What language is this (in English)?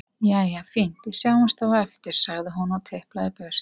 Icelandic